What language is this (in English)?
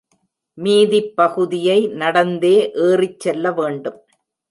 Tamil